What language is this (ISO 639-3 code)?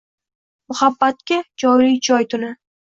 uzb